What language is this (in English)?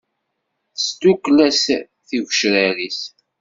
Kabyle